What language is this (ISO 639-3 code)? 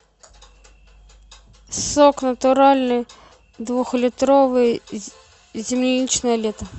rus